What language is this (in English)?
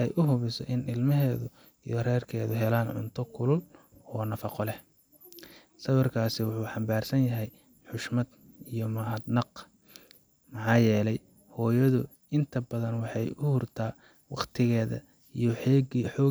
Somali